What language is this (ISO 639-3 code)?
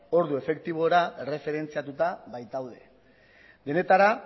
eus